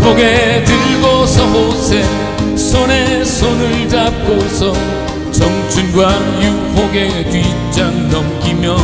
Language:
Korean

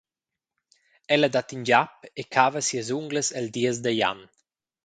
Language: Romansh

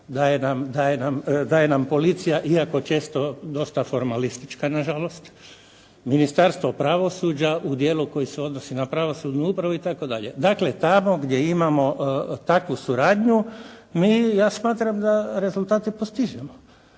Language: Croatian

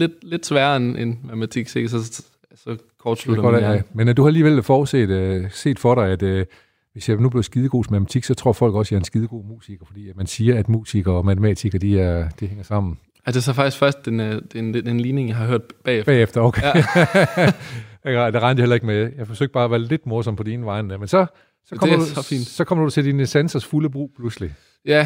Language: Danish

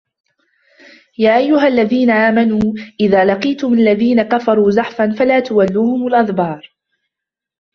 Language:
Arabic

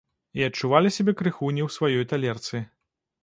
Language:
Belarusian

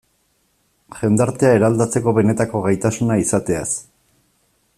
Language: Basque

